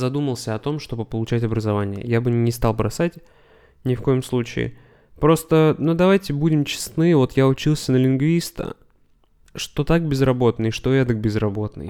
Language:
Russian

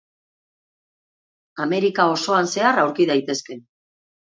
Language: Basque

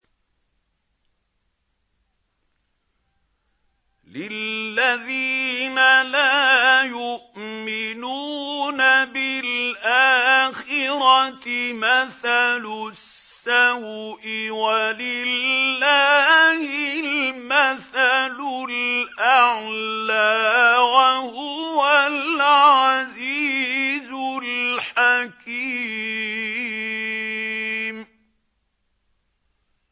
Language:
Arabic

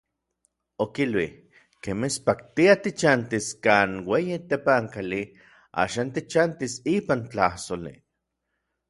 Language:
Orizaba Nahuatl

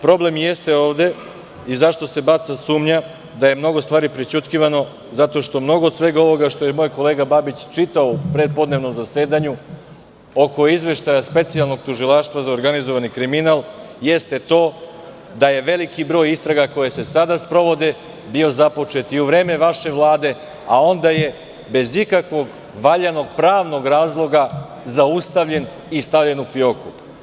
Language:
Serbian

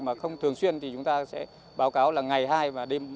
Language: Vietnamese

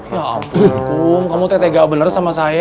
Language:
Indonesian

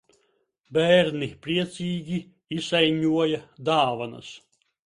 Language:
Latvian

